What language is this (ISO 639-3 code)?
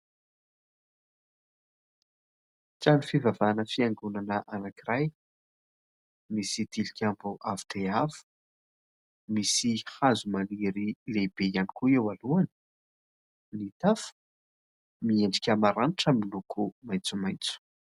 mlg